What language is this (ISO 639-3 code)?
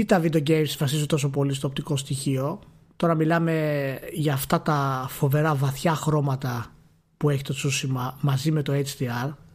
ell